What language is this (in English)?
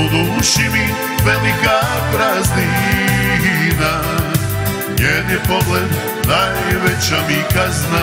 Romanian